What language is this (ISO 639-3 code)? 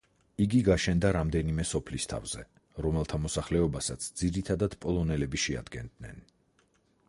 kat